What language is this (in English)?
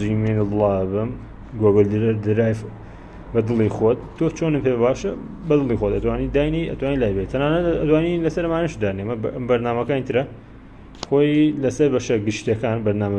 Persian